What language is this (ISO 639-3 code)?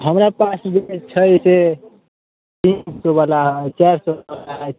mai